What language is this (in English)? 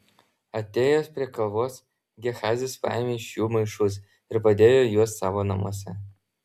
Lithuanian